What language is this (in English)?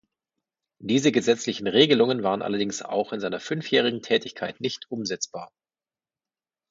German